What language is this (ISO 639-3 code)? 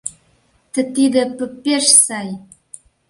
chm